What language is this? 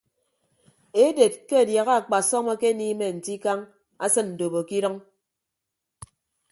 Ibibio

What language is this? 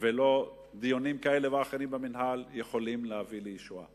Hebrew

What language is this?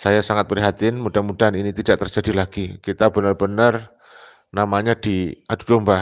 Indonesian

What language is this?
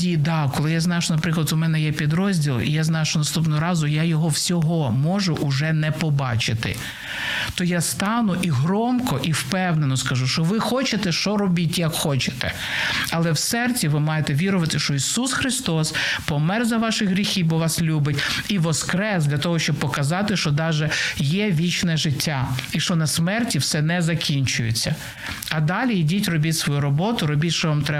Ukrainian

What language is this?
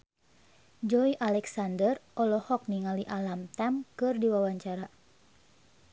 Sundanese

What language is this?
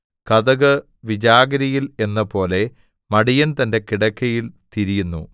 Malayalam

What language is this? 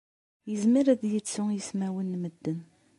Kabyle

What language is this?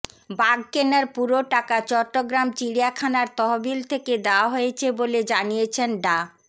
Bangla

